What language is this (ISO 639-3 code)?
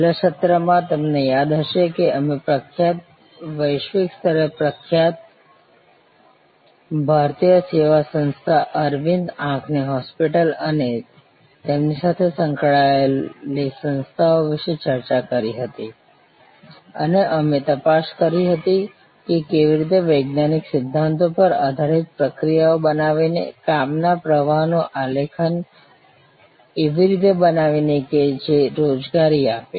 guj